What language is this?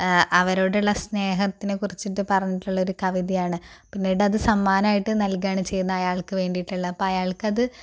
Malayalam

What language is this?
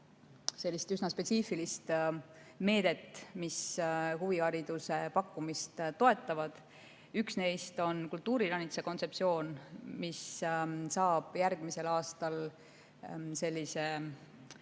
Estonian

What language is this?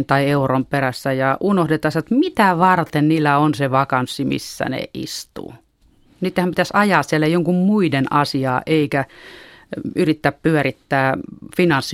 Finnish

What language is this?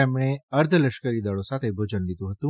Gujarati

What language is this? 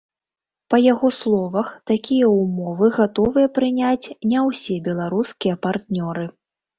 Belarusian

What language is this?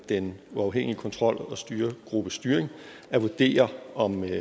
Danish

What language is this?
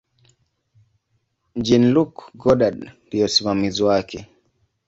Swahili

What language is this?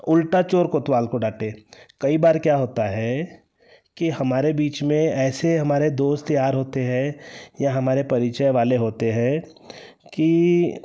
Hindi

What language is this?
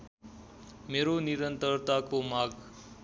Nepali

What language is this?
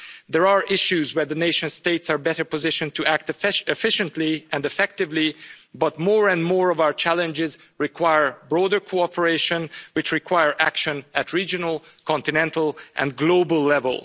English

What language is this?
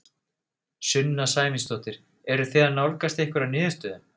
Icelandic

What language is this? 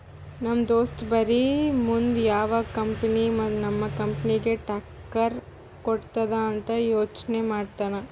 Kannada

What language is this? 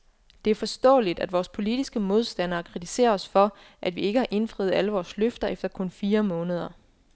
Danish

